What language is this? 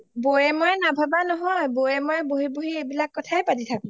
Assamese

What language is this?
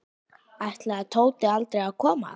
Icelandic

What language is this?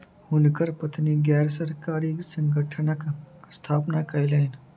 Maithili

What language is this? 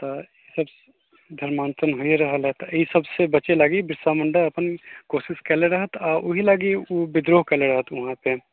Maithili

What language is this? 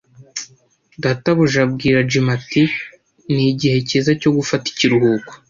Kinyarwanda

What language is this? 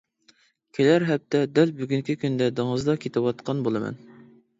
Uyghur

